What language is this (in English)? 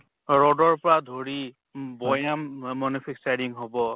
Assamese